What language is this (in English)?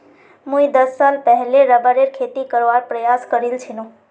Magahi